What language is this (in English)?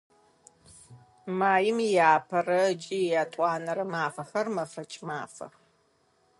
Adyghe